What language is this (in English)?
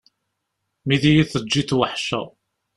Kabyle